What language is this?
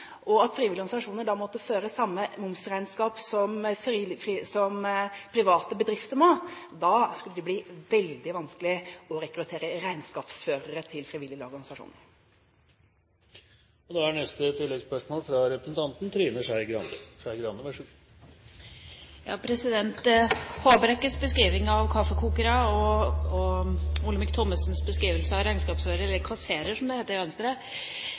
Norwegian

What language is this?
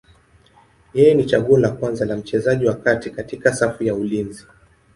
Swahili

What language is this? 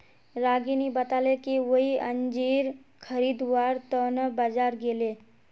Magahi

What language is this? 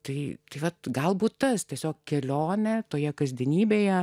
Lithuanian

